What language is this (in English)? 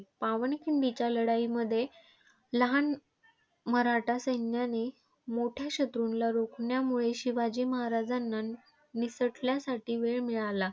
Marathi